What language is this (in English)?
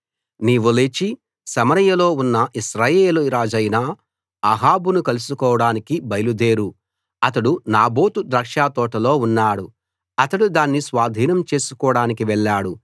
Telugu